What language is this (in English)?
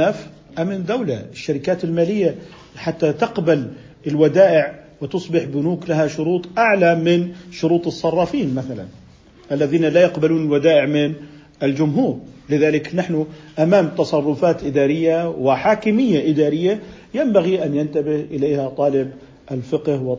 Arabic